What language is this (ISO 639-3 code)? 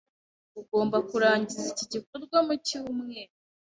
kin